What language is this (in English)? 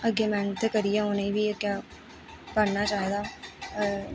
Dogri